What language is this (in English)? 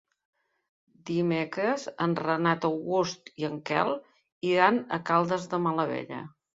Catalan